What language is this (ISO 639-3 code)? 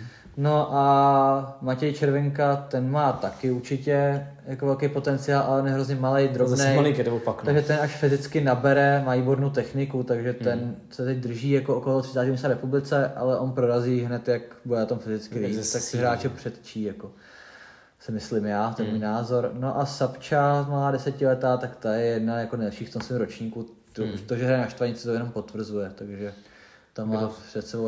ces